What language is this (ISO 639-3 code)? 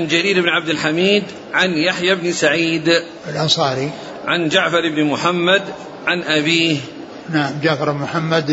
ara